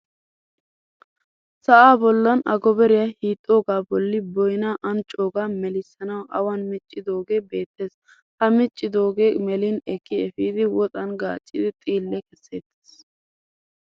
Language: Wolaytta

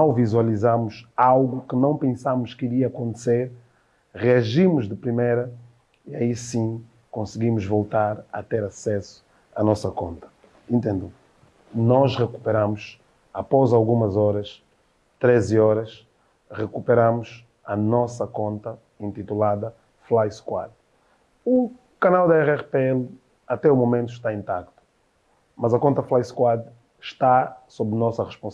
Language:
Portuguese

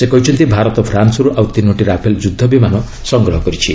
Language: Odia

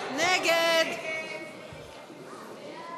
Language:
Hebrew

